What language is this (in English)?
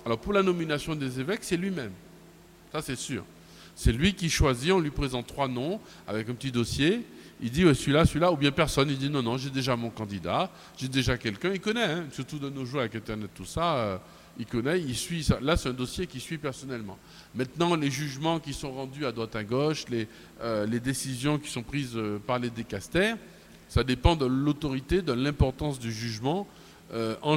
French